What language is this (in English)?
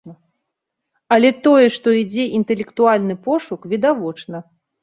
Belarusian